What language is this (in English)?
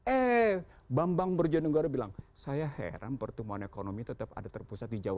Indonesian